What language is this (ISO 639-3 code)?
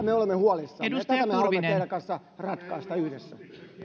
fin